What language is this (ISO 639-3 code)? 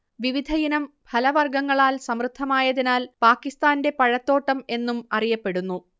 mal